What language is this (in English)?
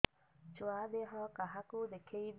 Odia